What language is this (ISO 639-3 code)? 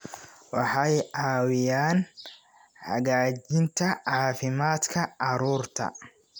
som